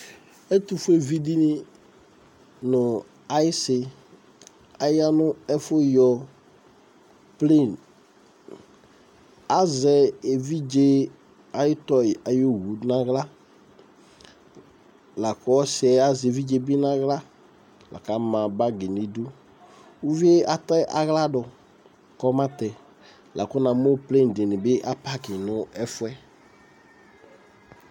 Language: Ikposo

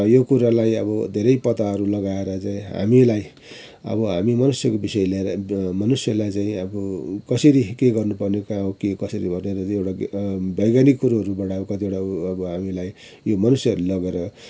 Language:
Nepali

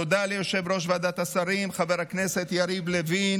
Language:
Hebrew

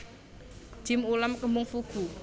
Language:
Javanese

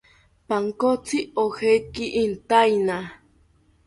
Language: South Ucayali Ashéninka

